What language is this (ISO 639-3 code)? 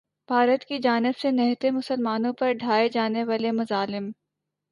urd